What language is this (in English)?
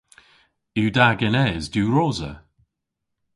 Cornish